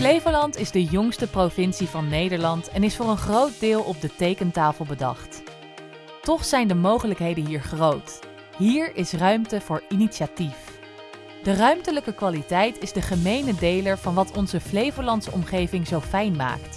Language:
Dutch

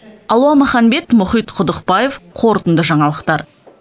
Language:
Kazakh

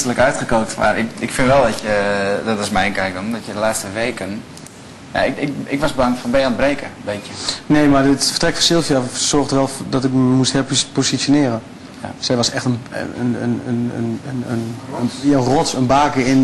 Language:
Dutch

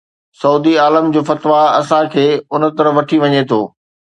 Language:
Sindhi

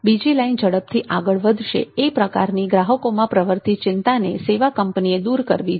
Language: Gujarati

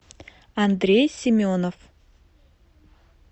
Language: Russian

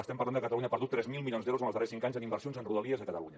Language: Catalan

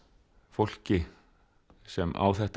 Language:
Icelandic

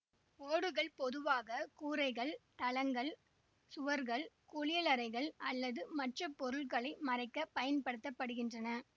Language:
Tamil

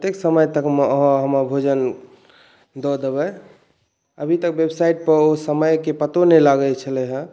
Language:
Maithili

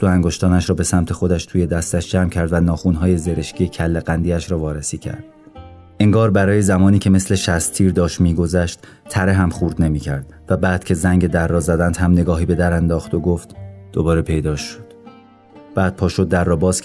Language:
Persian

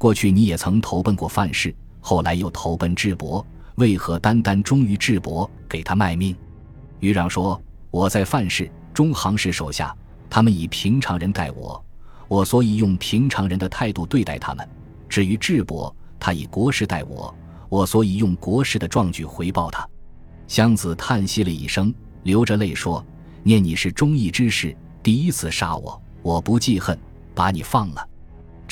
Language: Chinese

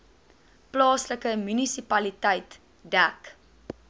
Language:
Afrikaans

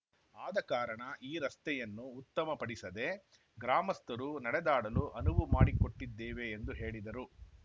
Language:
Kannada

